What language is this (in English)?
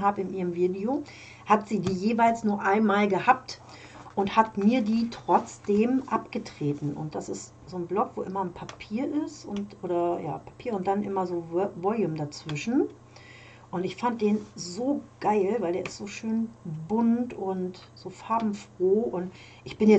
German